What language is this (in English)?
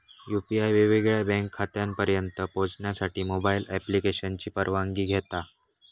Marathi